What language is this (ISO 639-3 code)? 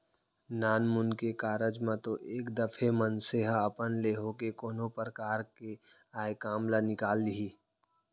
hne